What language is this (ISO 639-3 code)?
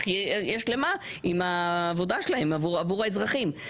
heb